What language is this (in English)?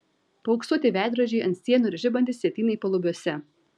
Lithuanian